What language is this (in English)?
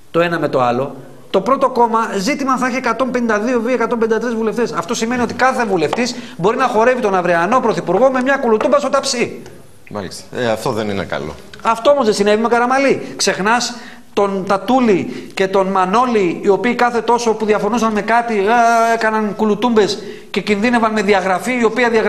Greek